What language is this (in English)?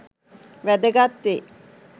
Sinhala